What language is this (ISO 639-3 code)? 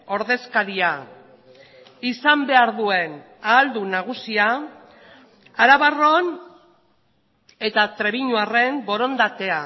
eus